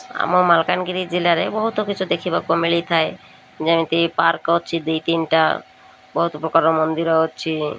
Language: Odia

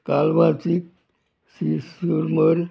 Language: Konkani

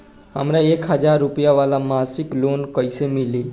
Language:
Bhojpuri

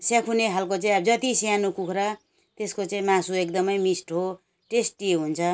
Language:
Nepali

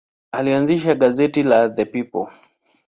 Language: Swahili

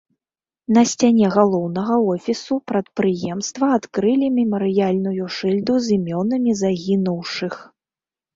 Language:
Belarusian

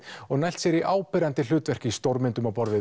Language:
Icelandic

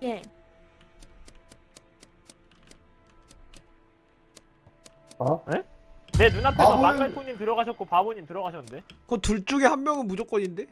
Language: Korean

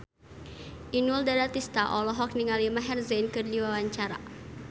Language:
Sundanese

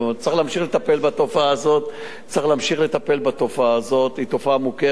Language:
Hebrew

